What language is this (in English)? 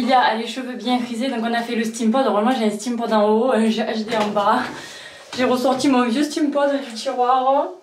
French